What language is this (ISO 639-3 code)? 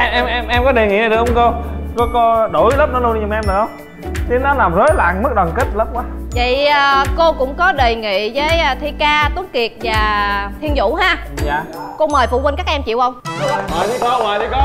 vie